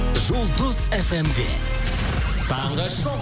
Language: Kazakh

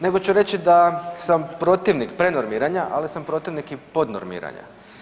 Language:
Croatian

